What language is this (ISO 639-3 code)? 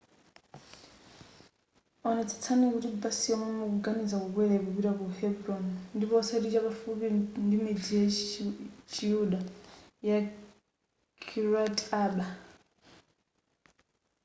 nya